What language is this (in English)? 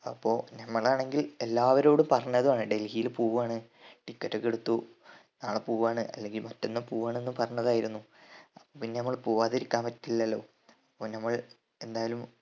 Malayalam